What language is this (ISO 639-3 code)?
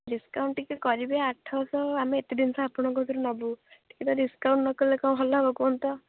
ori